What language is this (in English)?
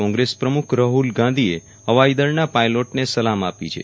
Gujarati